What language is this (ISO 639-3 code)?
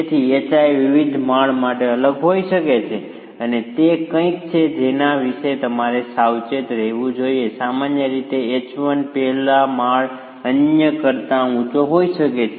guj